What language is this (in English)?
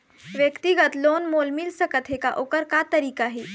Chhattisgarhi